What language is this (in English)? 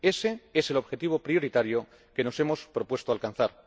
Spanish